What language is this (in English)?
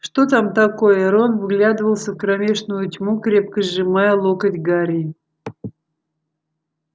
Russian